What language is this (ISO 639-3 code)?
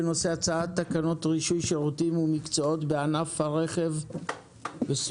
heb